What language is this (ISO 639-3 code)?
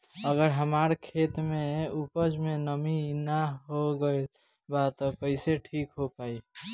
bho